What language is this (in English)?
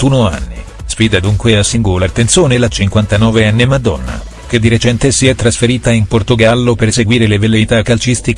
Italian